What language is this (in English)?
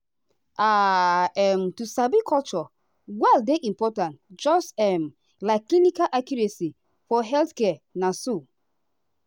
Nigerian Pidgin